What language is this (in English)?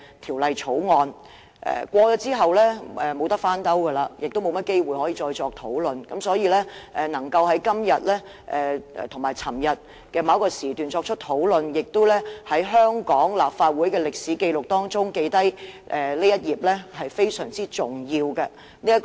Cantonese